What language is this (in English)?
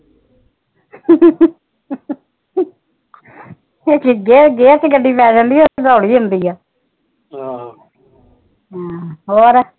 Punjabi